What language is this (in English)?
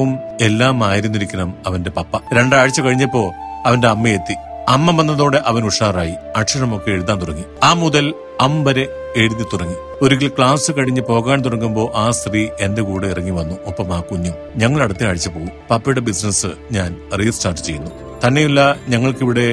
Malayalam